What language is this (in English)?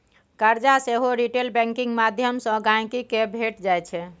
Maithili